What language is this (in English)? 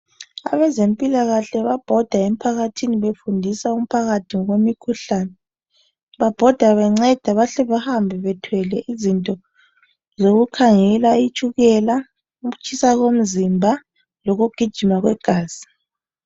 North Ndebele